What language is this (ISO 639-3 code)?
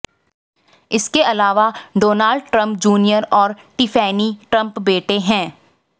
hin